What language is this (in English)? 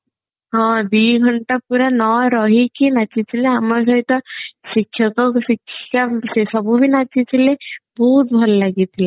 Odia